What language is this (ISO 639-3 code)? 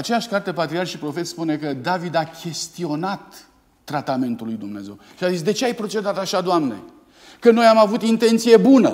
ron